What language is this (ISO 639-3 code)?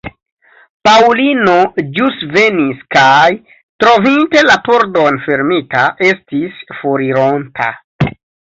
epo